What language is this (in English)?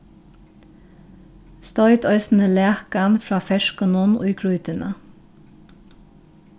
Faroese